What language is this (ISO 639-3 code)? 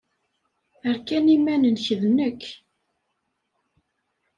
kab